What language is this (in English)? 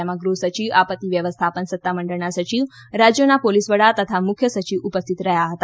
Gujarati